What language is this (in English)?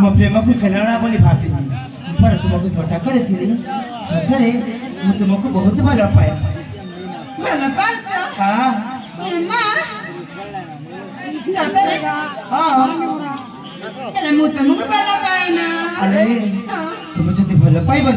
Arabic